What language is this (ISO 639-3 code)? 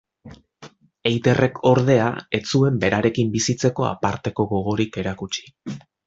eus